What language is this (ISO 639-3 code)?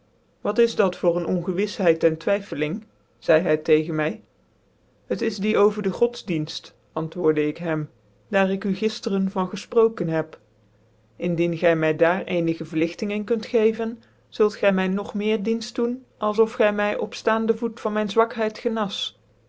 nld